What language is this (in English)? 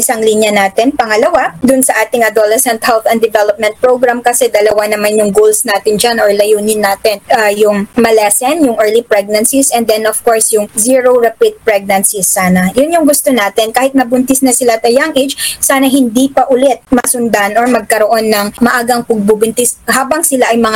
Filipino